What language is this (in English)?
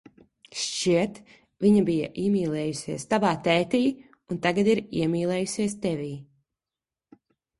Latvian